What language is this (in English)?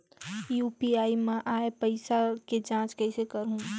Chhattisgarhi